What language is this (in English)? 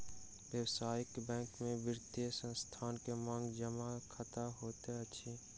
Maithili